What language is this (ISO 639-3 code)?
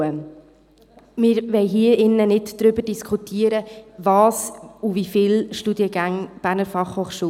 gsw